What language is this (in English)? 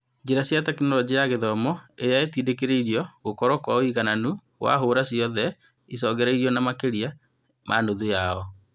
Kikuyu